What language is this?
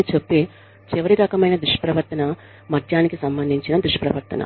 Telugu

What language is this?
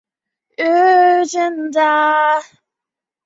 Chinese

